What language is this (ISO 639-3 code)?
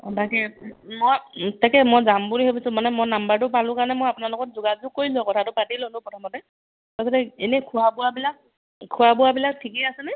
asm